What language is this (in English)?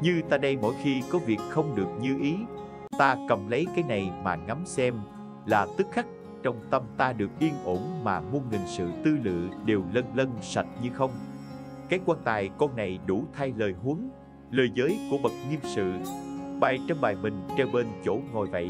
Vietnamese